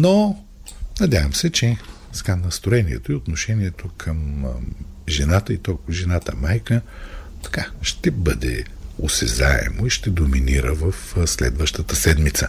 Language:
Bulgarian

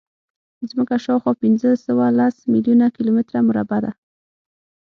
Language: Pashto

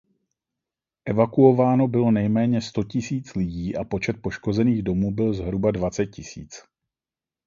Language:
Czech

